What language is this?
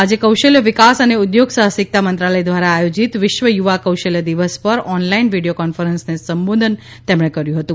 Gujarati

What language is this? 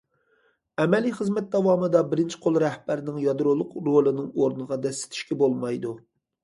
Uyghur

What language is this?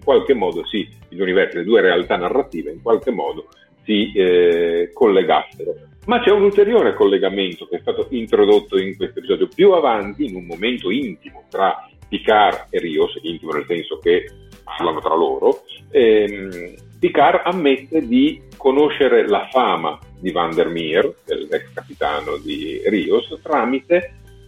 Italian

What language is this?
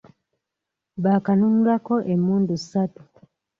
Ganda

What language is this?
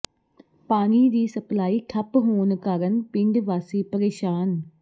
Punjabi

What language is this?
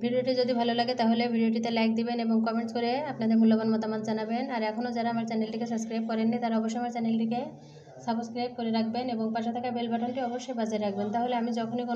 Hindi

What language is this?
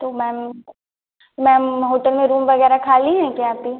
Hindi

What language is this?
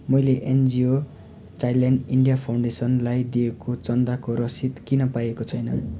Nepali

